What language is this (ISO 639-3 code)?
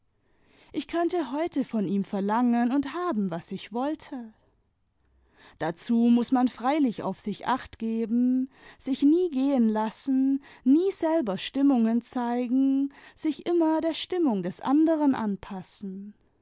deu